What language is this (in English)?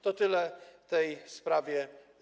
Polish